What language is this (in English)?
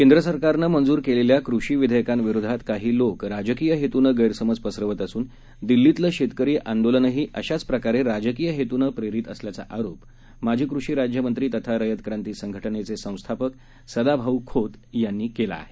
Marathi